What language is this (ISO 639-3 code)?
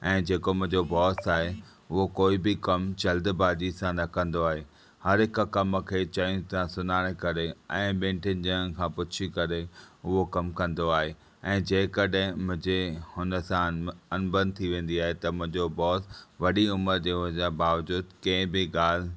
snd